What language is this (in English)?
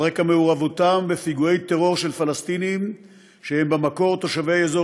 Hebrew